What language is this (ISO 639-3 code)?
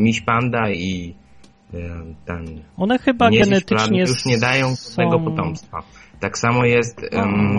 pol